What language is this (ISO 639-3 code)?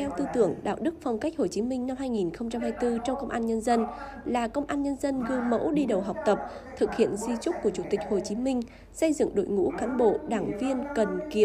vie